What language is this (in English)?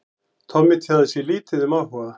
Icelandic